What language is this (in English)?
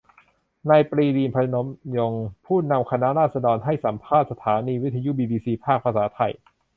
Thai